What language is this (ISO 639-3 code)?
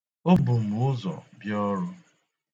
ibo